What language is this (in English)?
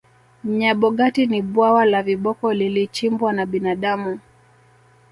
Swahili